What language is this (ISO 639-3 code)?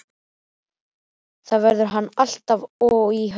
isl